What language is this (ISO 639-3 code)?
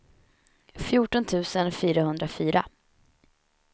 swe